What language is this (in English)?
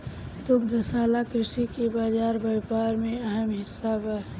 Bhojpuri